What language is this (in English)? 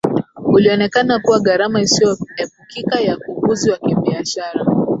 Swahili